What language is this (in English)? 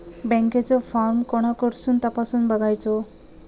Marathi